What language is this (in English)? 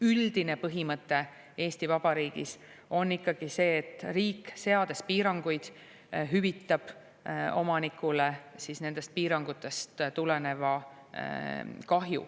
Estonian